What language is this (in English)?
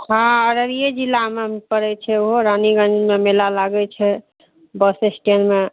Maithili